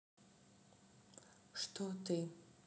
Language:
Russian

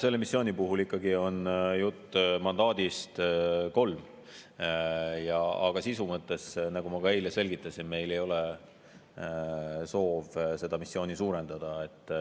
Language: Estonian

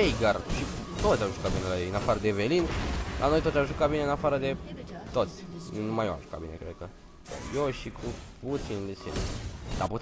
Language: Romanian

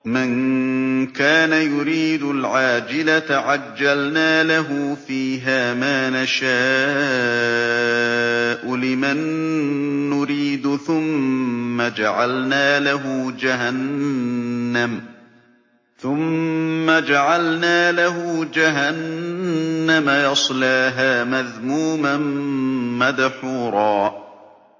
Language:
Arabic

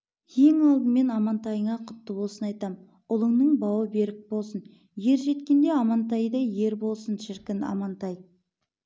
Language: Kazakh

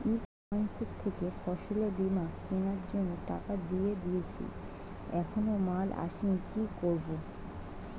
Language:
Bangla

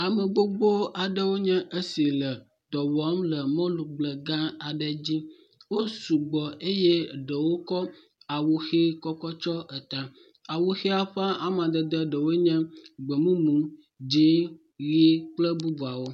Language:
Ewe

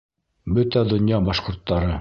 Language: Bashkir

